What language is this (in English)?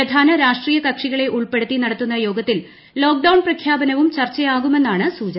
Malayalam